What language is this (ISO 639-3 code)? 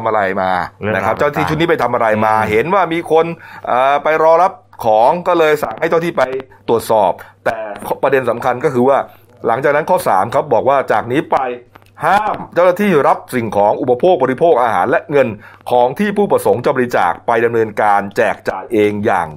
tha